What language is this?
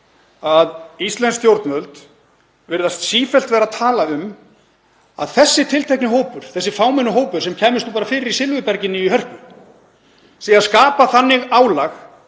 Icelandic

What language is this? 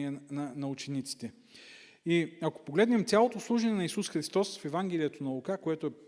Bulgarian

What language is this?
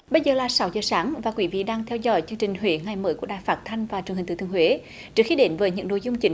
Vietnamese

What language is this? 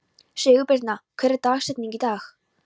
Icelandic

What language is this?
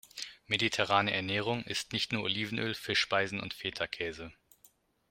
German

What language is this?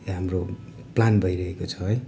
Nepali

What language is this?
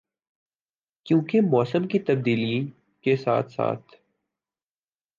Urdu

